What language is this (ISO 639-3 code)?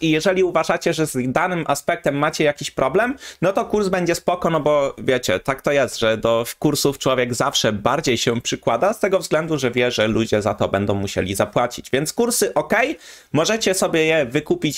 pol